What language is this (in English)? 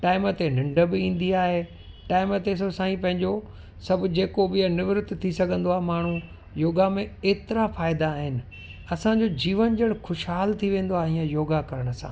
Sindhi